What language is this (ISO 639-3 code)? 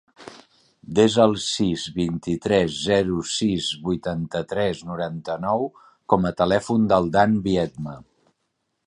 cat